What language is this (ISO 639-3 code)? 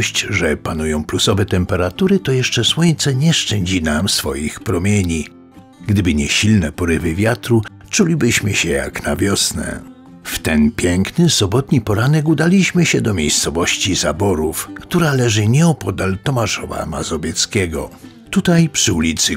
pol